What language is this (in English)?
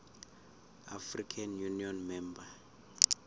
South Ndebele